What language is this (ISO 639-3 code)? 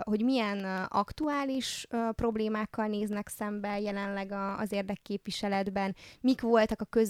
hun